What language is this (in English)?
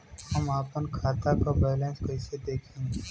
Bhojpuri